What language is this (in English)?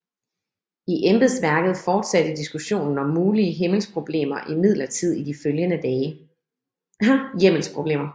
Danish